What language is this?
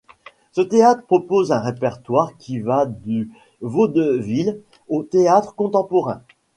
French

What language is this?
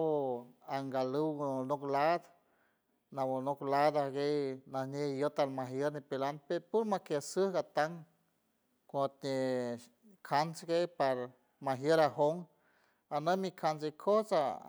San Francisco Del Mar Huave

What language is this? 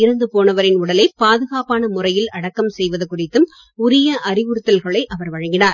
Tamil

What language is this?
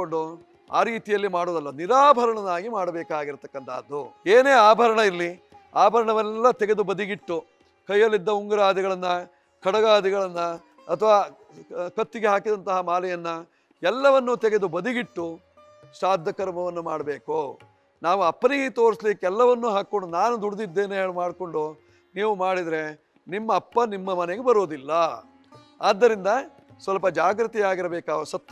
Turkish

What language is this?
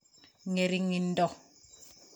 Kalenjin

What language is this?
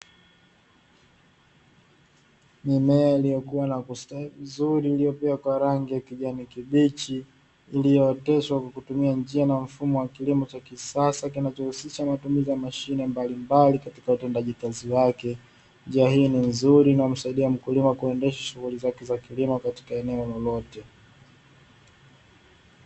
Swahili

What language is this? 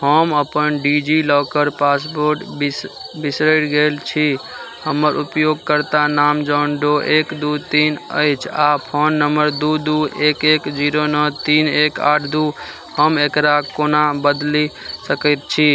Maithili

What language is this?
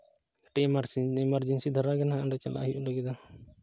Santali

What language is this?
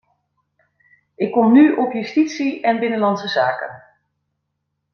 Dutch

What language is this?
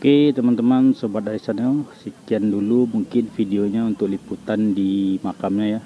Indonesian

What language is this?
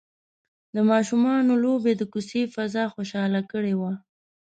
Pashto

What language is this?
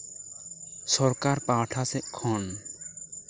Santali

